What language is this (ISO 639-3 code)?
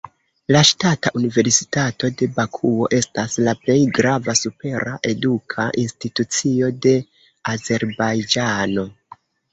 epo